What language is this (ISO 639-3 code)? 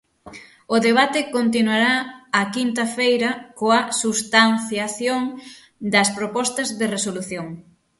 glg